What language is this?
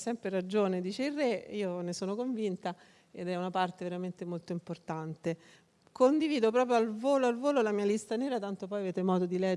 Italian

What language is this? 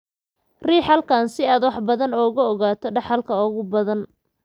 Somali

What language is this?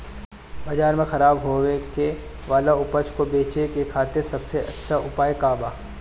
Bhojpuri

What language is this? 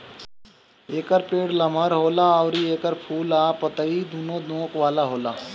Bhojpuri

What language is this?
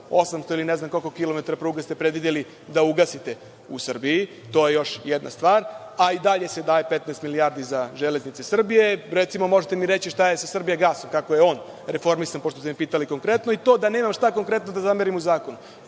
Serbian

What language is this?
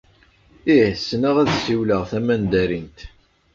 Kabyle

